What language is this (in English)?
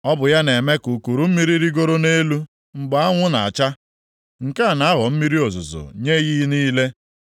Igbo